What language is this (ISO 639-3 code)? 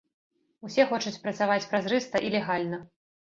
bel